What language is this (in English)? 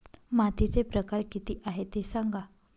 Marathi